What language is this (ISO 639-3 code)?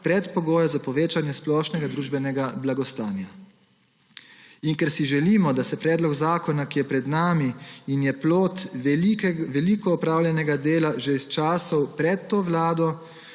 slv